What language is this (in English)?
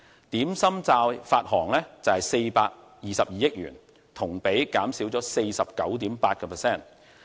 Cantonese